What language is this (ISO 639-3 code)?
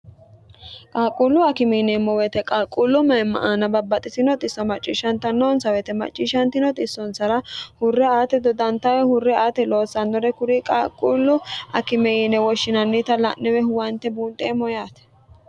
sid